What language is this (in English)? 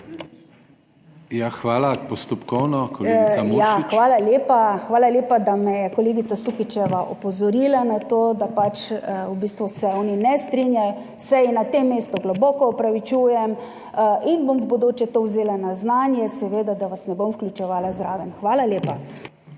Slovenian